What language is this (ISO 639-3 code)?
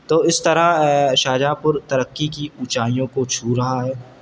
urd